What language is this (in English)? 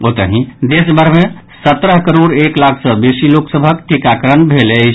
Maithili